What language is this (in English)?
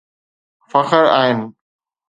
Sindhi